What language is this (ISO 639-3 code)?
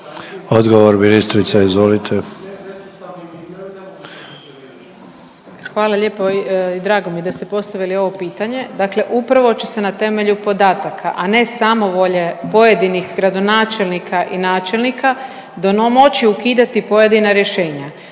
hrv